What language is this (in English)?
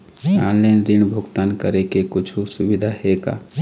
Chhattisgarhi